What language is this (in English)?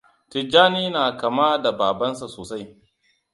Hausa